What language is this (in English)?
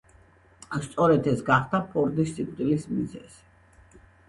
Georgian